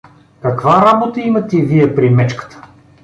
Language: Bulgarian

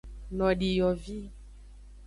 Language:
Aja (Benin)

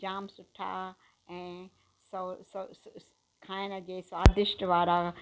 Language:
Sindhi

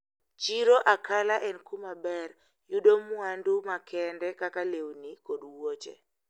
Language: Luo (Kenya and Tanzania)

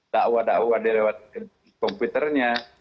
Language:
Indonesian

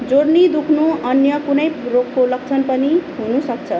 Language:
Nepali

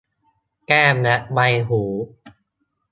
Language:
Thai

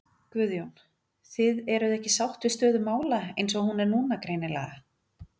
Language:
Icelandic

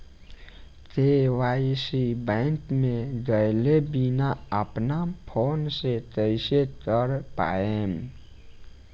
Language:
Bhojpuri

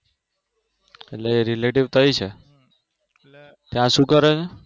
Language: Gujarati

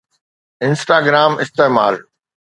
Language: Sindhi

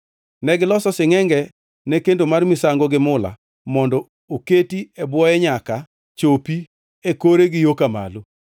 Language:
Luo (Kenya and Tanzania)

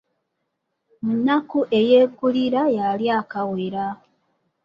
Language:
Ganda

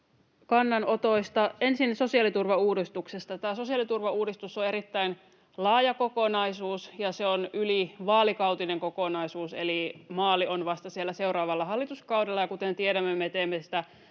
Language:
Finnish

